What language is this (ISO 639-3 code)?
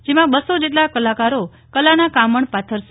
guj